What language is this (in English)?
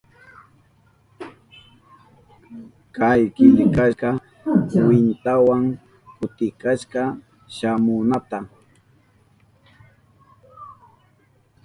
Southern Pastaza Quechua